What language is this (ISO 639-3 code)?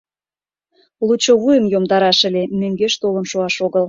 chm